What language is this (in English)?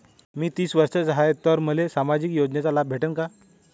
Marathi